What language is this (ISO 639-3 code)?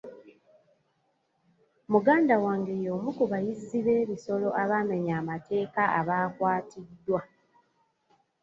lug